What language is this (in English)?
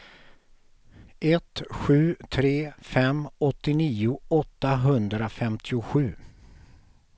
Swedish